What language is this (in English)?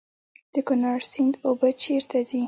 Pashto